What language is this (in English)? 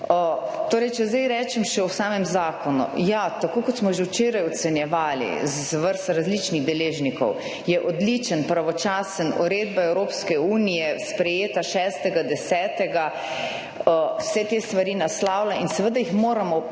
Slovenian